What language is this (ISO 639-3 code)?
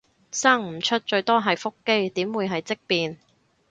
yue